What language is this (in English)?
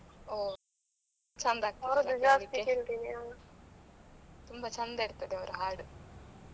Kannada